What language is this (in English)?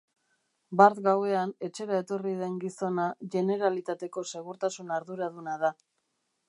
Basque